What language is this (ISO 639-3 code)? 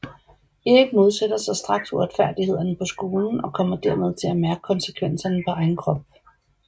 dan